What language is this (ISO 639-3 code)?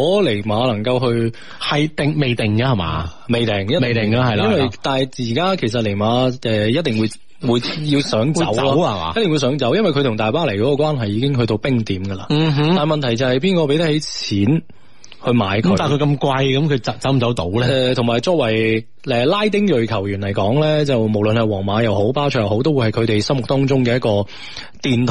zho